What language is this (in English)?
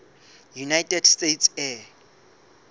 Southern Sotho